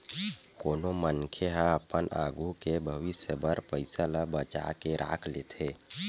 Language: Chhattisgarhi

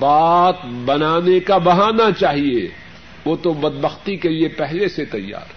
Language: Urdu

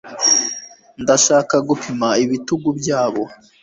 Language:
Kinyarwanda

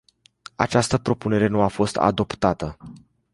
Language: Romanian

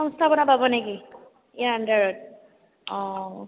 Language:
Assamese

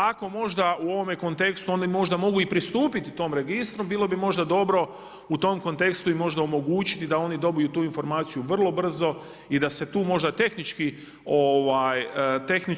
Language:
Croatian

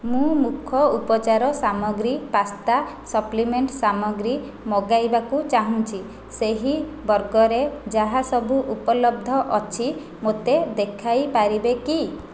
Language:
Odia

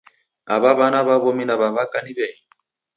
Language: Taita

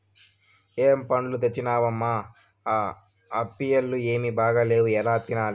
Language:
Telugu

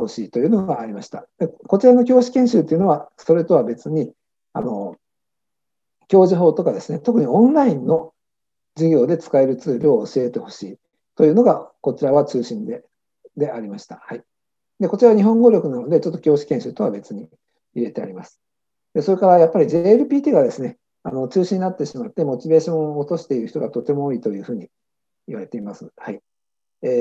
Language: Japanese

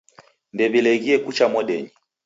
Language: Taita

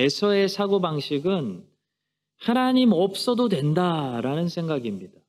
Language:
Korean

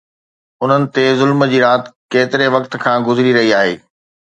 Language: Sindhi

